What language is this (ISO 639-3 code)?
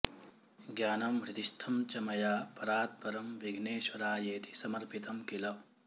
san